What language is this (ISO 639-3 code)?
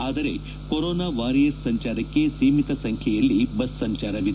kan